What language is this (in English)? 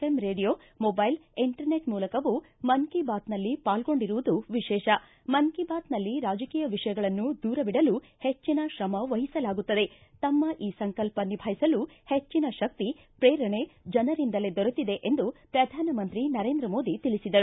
Kannada